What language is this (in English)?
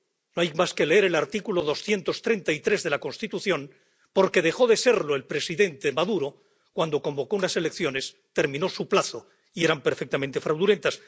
Spanish